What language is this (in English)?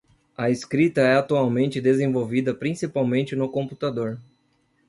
Portuguese